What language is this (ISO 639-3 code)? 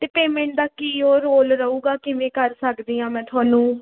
pan